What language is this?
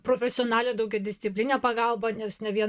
Lithuanian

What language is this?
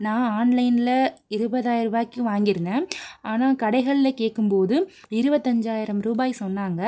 Tamil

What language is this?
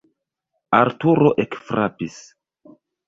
Esperanto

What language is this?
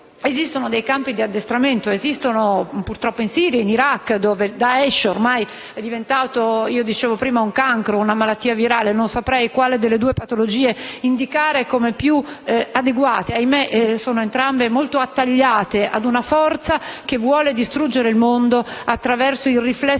Italian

